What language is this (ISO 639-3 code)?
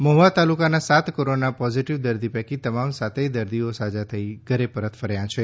guj